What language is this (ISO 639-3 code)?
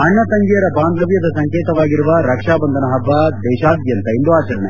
kan